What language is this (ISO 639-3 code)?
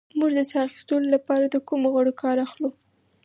pus